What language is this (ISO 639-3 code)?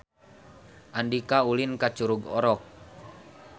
sun